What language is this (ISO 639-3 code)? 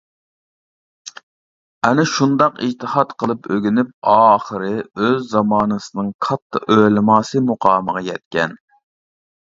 uig